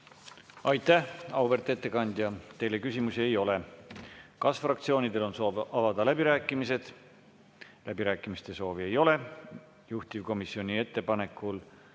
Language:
Estonian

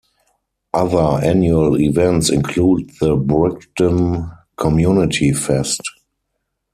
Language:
English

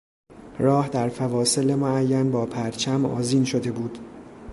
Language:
Persian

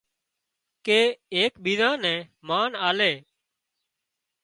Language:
Wadiyara Koli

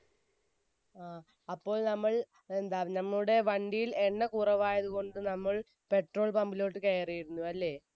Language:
Malayalam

